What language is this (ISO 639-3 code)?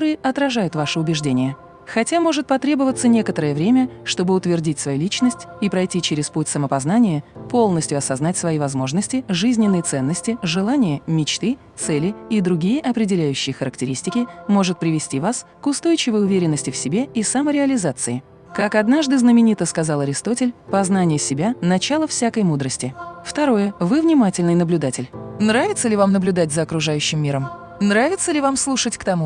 rus